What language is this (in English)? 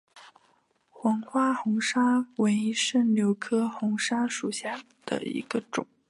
Chinese